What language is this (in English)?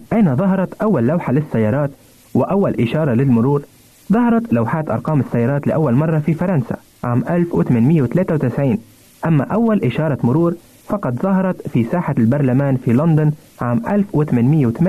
Arabic